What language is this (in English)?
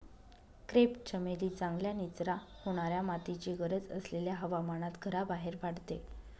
Marathi